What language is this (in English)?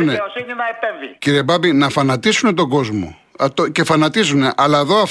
Greek